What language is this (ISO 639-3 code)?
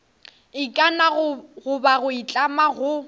nso